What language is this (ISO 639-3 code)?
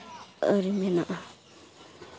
sat